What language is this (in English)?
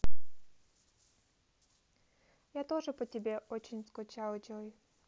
Russian